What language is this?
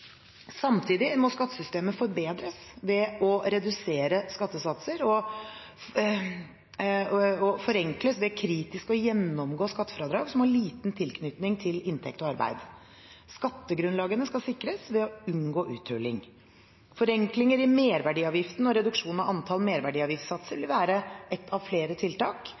Norwegian Bokmål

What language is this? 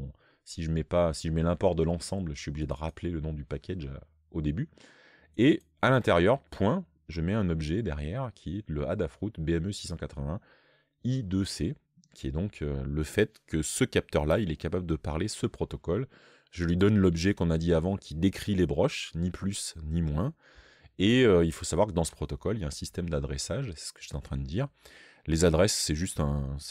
French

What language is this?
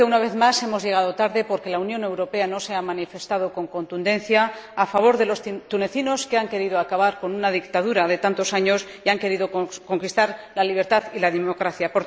Spanish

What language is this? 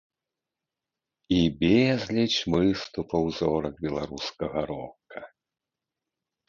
Belarusian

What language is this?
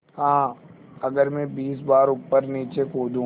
Hindi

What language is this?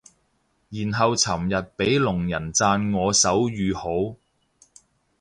Cantonese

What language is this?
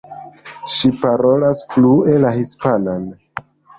Esperanto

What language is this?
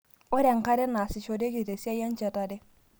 Masai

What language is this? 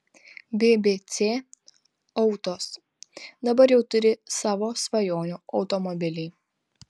Lithuanian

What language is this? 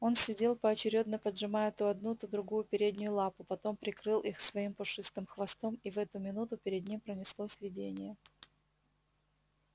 Russian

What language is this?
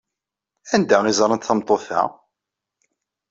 Kabyle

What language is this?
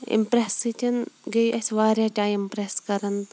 Kashmiri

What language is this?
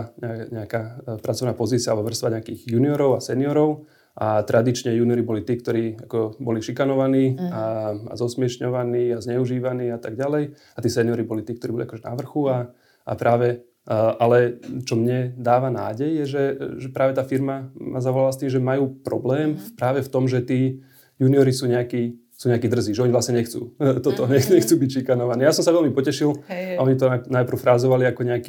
Slovak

